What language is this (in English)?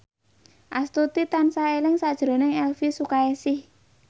Javanese